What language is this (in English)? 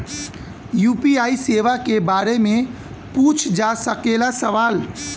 Bhojpuri